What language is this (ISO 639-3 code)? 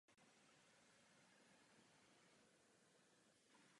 ces